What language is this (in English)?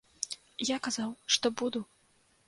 Belarusian